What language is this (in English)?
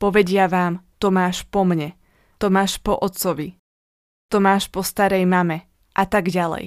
Slovak